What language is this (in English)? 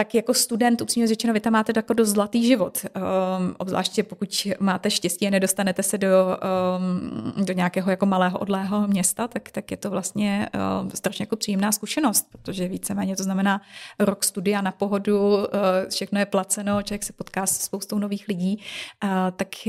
Czech